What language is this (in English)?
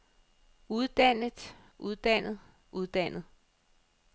Danish